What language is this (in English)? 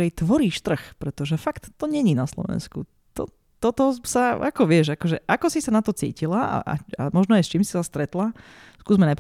Slovak